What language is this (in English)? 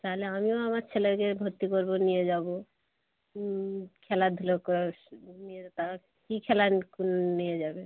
Bangla